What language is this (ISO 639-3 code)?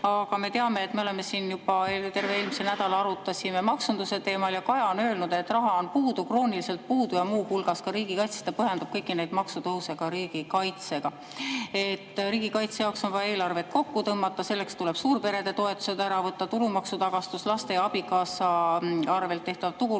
est